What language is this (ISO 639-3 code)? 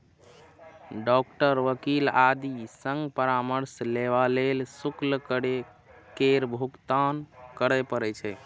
mai